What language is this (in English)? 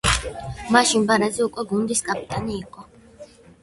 Georgian